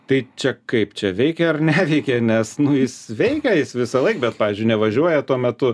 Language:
Lithuanian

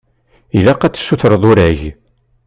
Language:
Kabyle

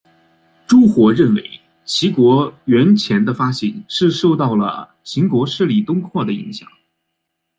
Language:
Chinese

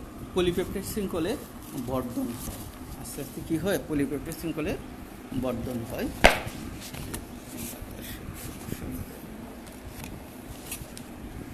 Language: Hindi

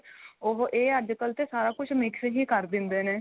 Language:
Punjabi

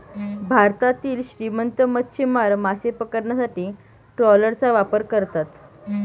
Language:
Marathi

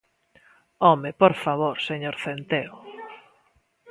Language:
Galician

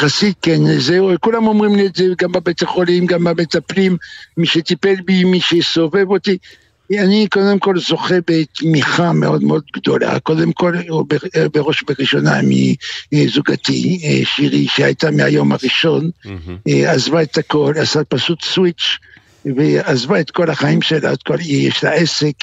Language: Hebrew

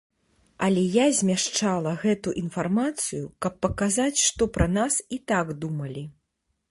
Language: Belarusian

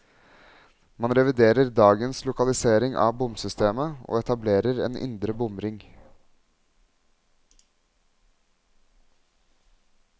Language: Norwegian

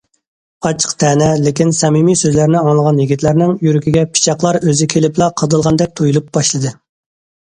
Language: Uyghur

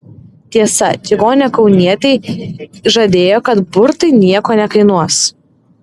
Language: Lithuanian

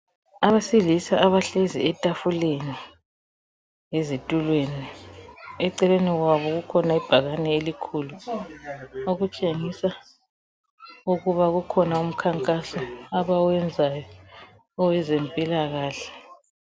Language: North Ndebele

